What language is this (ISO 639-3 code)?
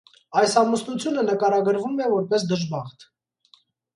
hye